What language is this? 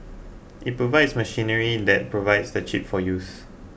English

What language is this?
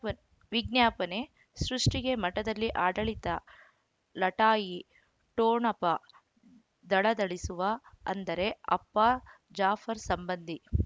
Kannada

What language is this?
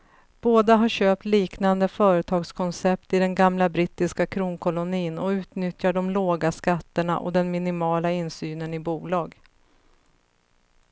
Swedish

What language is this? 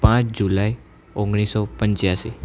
Gujarati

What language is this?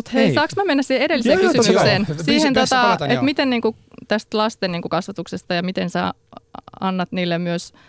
Finnish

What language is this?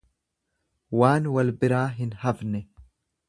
Oromo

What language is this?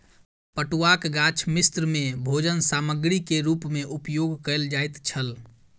Maithili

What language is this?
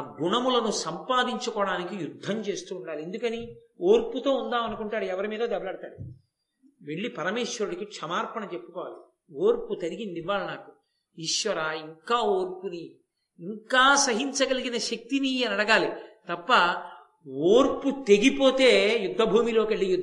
Telugu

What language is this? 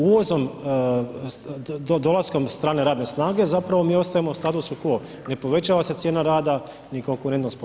Croatian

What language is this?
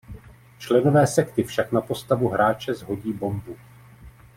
Czech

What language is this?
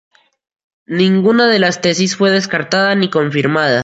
Spanish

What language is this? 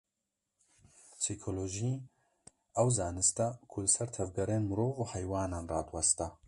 Kurdish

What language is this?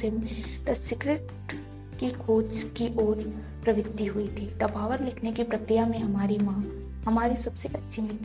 Hindi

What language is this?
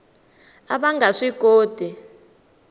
Tsonga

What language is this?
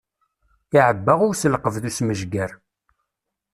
Kabyle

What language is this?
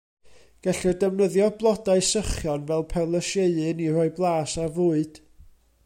Welsh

